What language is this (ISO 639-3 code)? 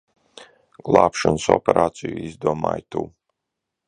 lav